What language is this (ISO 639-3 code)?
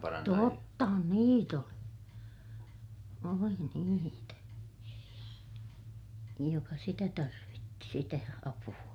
fin